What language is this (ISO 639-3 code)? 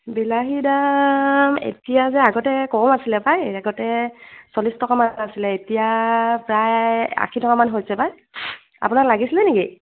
asm